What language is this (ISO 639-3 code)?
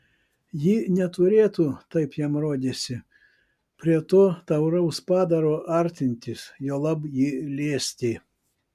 lit